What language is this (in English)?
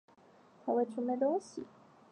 Chinese